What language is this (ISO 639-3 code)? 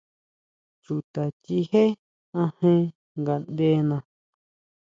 mau